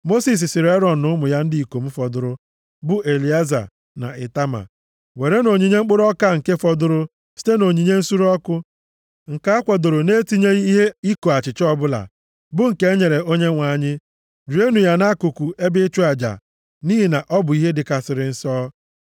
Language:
Igbo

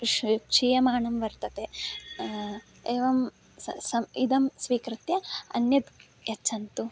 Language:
Sanskrit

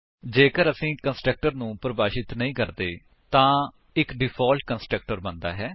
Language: Punjabi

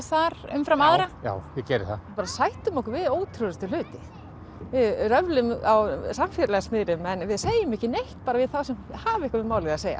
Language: Icelandic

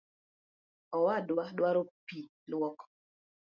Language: Luo (Kenya and Tanzania)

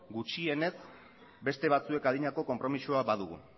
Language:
Basque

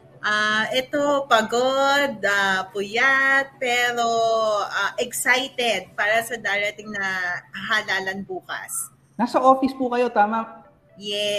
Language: Filipino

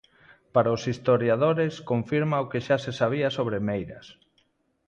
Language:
Galician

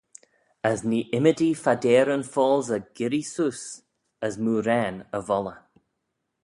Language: Manx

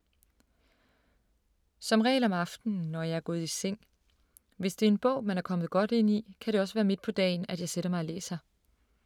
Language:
Danish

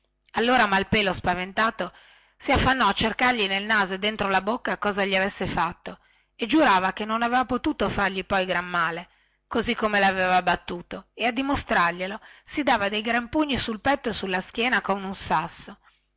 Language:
Italian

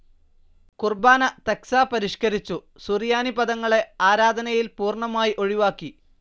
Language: Malayalam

